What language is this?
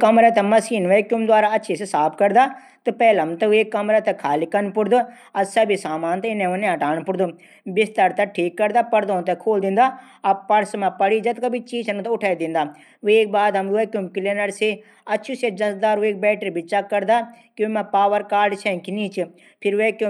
Garhwali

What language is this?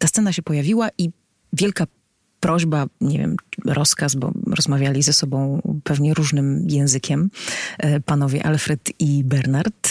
Polish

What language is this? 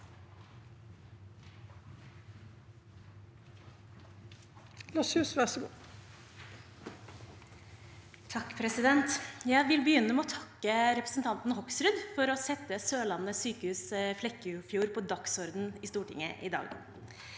Norwegian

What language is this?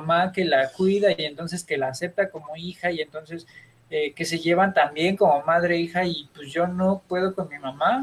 Spanish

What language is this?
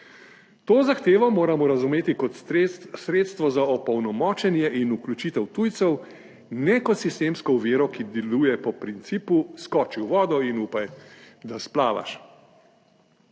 Slovenian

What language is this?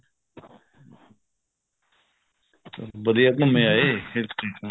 Punjabi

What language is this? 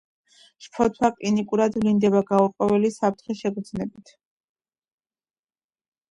Georgian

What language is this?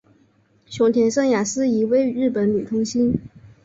Chinese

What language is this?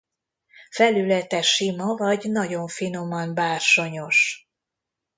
Hungarian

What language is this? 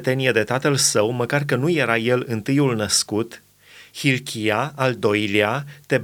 Romanian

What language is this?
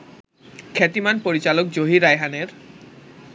Bangla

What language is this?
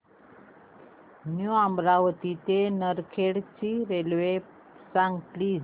Marathi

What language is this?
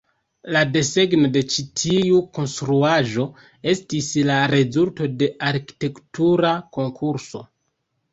Esperanto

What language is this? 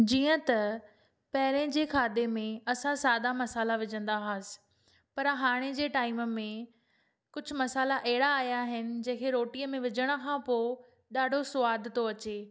Sindhi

